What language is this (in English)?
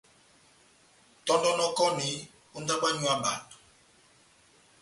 Batanga